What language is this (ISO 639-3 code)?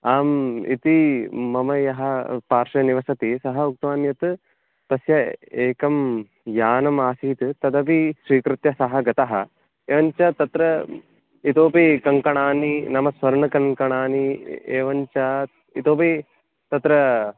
san